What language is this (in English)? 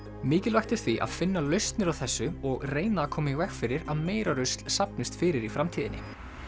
Icelandic